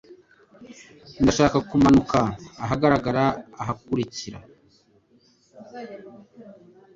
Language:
Kinyarwanda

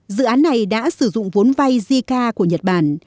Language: Vietnamese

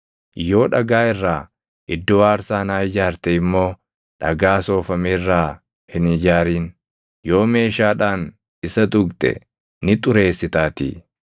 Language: Oromo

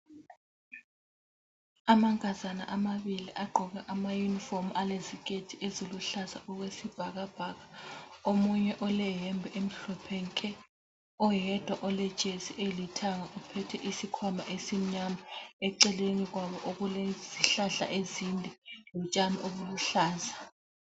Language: North Ndebele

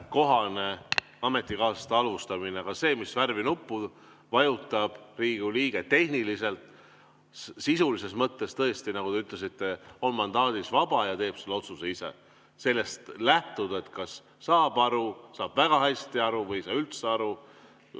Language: Estonian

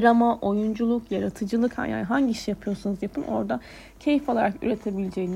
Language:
Turkish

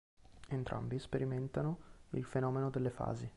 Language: Italian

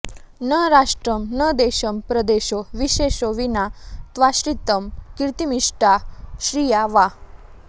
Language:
Sanskrit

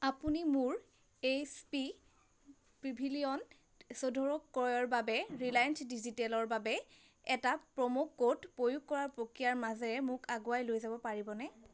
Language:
Assamese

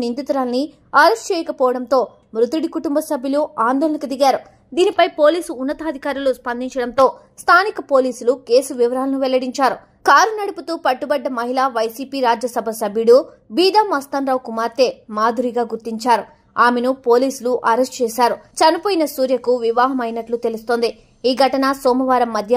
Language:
Telugu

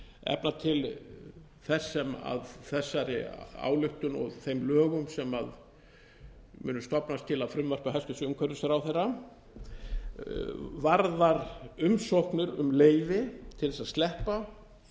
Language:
Icelandic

